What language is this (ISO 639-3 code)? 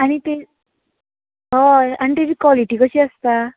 kok